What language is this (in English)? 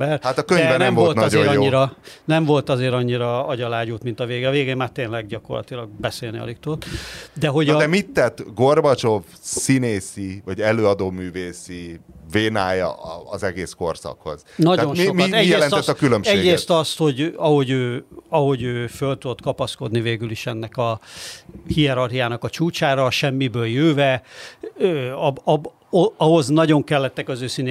Hungarian